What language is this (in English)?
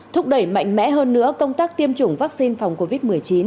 Vietnamese